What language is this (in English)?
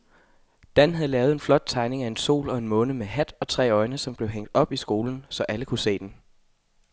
Danish